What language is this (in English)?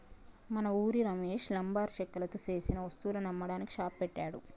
Telugu